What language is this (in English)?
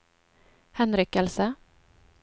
Norwegian